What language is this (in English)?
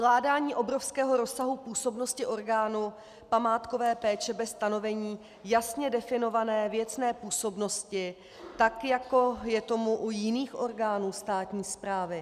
Czech